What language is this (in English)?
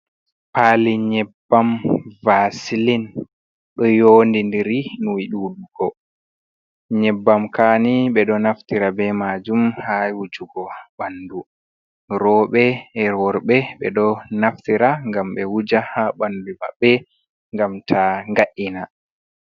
Fula